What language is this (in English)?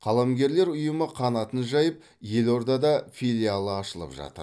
Kazakh